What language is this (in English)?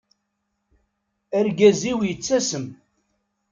Kabyle